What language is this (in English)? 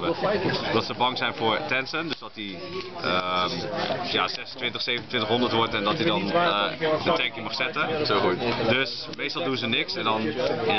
Dutch